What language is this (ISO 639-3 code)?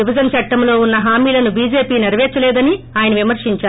tel